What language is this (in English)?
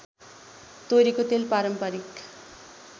Nepali